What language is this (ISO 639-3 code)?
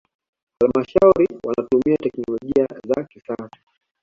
swa